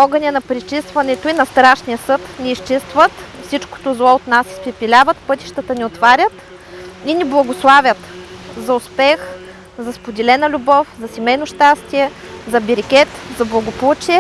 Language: English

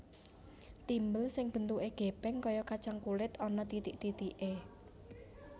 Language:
Javanese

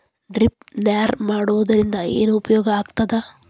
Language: Kannada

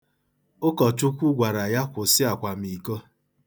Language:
Igbo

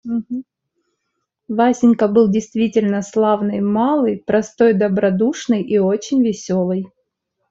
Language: Russian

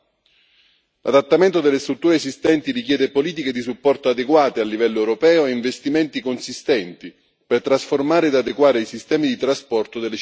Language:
Italian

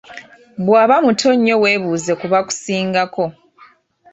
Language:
Ganda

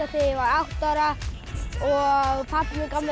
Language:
Icelandic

